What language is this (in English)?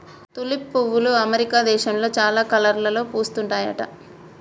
Telugu